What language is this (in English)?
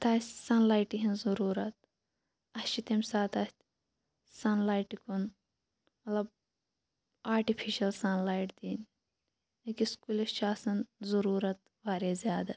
Kashmiri